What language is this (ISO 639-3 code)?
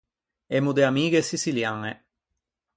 lij